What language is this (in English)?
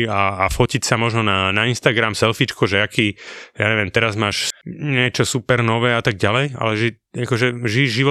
Slovak